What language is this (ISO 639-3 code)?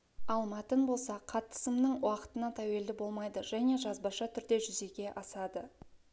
kaz